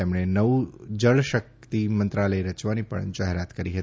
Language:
Gujarati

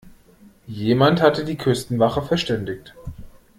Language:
German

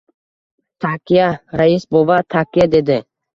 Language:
Uzbek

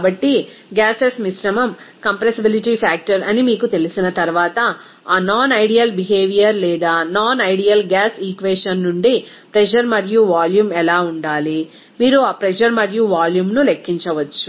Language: Telugu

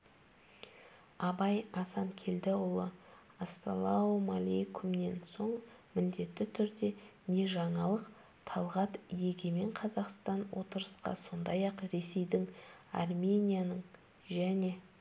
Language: Kazakh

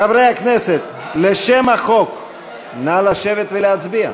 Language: Hebrew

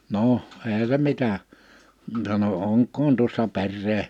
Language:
Finnish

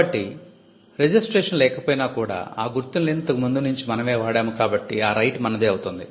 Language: Telugu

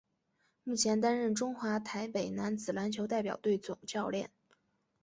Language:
Chinese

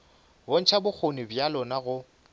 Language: Northern Sotho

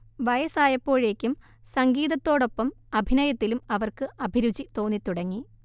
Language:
Malayalam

